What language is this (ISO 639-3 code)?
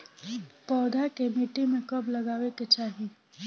bho